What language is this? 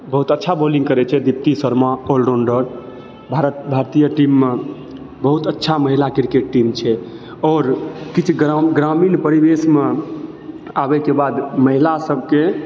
Maithili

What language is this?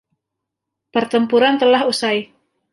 Indonesian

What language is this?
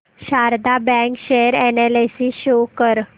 Marathi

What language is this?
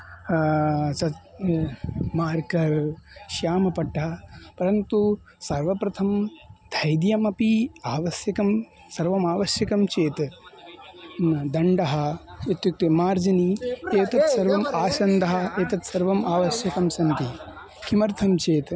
Sanskrit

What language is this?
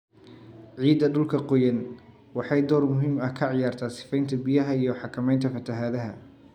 Somali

